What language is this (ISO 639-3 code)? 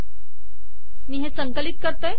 mar